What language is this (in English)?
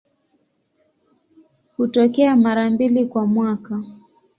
Swahili